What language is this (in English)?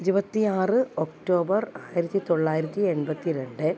Malayalam